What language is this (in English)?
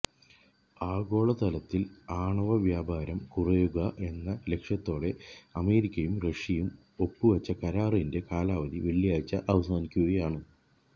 Malayalam